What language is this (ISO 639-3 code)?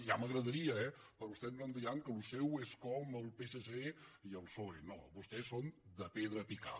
cat